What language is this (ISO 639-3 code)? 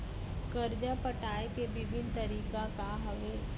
hne